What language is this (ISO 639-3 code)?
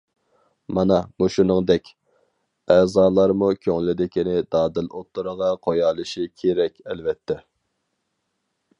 uig